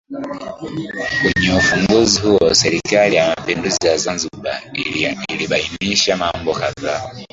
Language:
Swahili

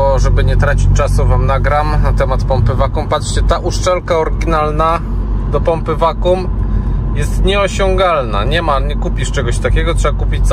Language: Polish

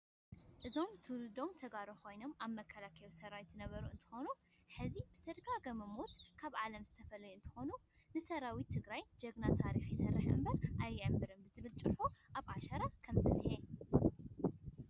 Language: Tigrinya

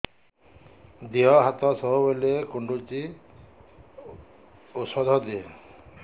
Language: Odia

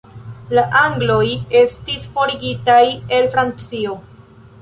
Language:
Esperanto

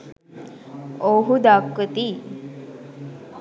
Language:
Sinhala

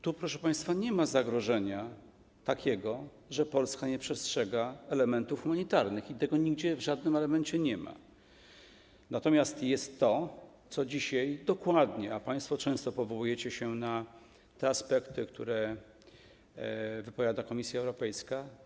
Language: Polish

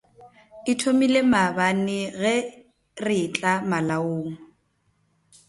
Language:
Northern Sotho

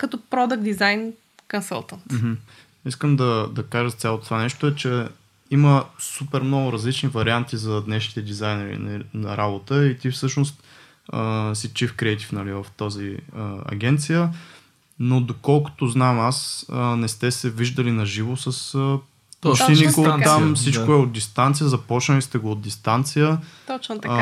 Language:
Bulgarian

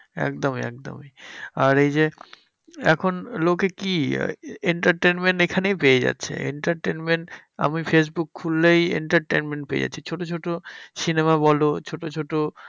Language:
Bangla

